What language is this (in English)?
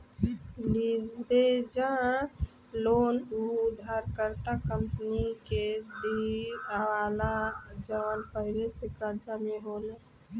Bhojpuri